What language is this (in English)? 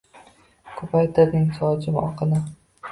Uzbek